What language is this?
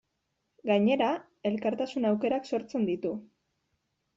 Basque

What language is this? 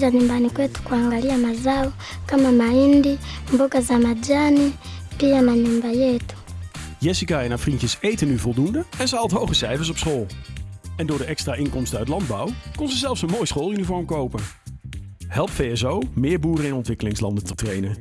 Dutch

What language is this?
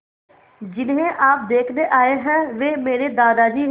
Hindi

